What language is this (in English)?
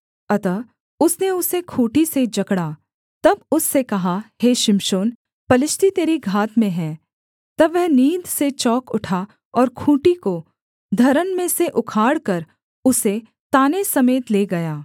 Hindi